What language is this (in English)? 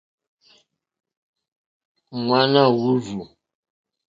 Mokpwe